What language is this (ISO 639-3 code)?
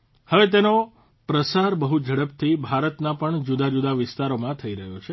guj